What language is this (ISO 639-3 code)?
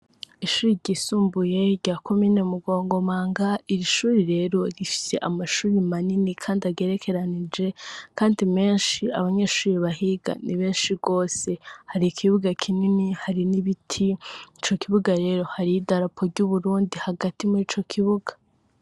run